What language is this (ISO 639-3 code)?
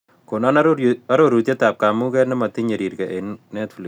kln